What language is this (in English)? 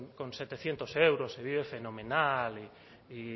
Spanish